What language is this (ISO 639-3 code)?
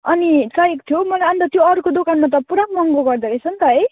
nep